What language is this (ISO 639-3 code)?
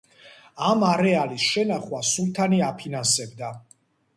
kat